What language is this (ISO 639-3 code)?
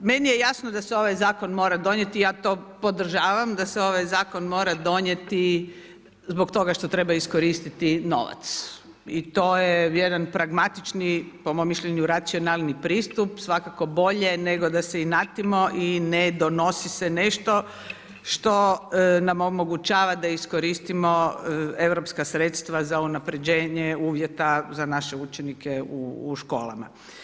hrv